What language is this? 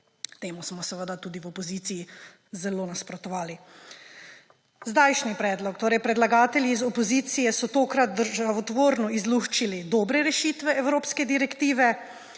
Slovenian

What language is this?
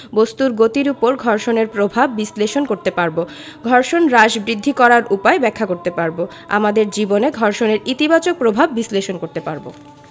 Bangla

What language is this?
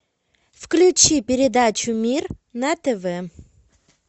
Russian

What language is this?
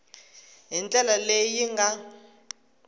Tsonga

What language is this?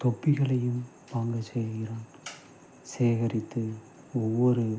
Tamil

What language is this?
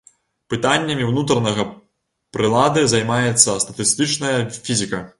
Belarusian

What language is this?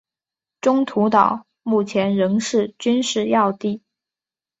Chinese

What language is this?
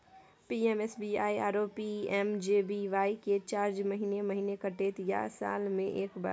Maithili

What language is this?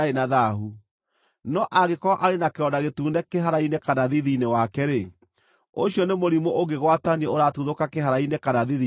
Kikuyu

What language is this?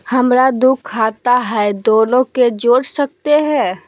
Magahi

